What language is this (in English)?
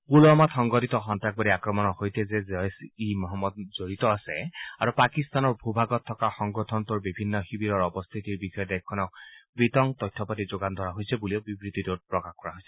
Assamese